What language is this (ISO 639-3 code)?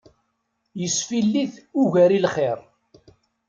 kab